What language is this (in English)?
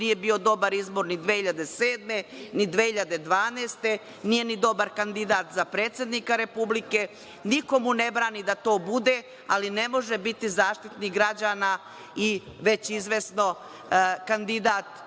Serbian